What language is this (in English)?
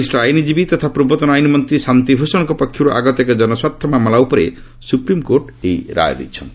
Odia